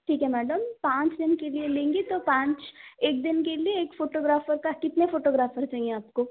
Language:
Hindi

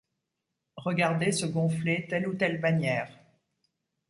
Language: French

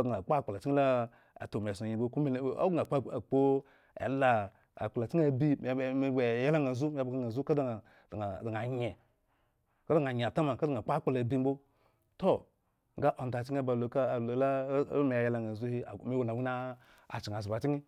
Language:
Eggon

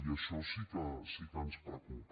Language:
Catalan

